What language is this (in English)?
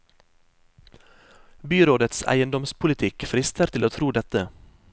Norwegian